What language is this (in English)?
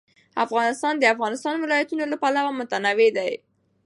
Pashto